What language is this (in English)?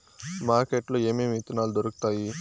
Telugu